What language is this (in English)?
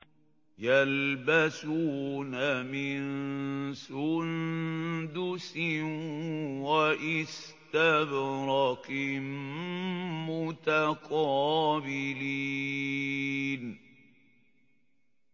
Arabic